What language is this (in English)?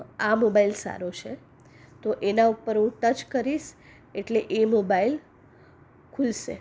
Gujarati